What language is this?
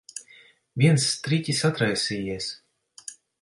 Latvian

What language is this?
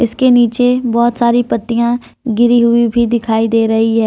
Hindi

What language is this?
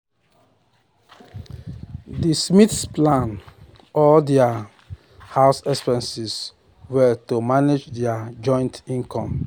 Nigerian Pidgin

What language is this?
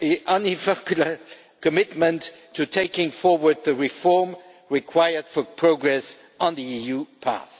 English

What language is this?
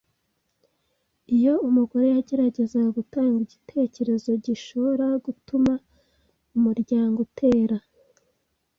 Kinyarwanda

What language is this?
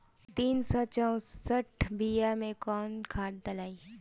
Bhojpuri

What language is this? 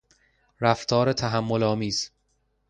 Persian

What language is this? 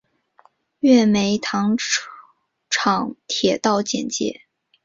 Chinese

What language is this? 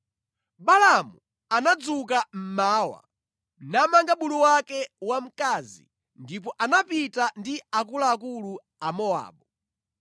Nyanja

